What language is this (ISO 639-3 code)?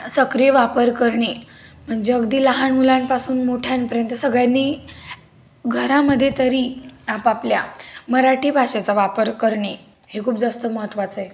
mar